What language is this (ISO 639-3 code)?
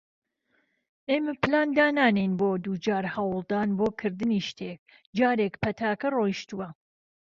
ckb